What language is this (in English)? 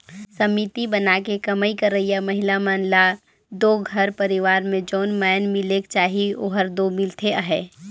Chhattisgarhi